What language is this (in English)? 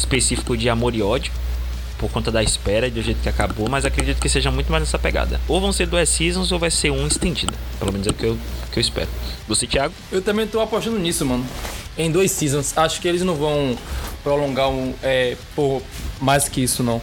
Portuguese